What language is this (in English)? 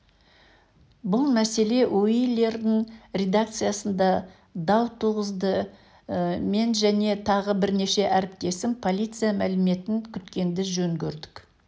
Kazakh